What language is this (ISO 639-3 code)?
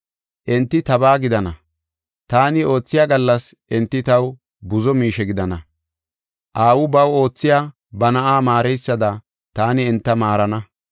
gof